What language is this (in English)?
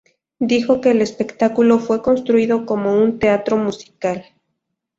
Spanish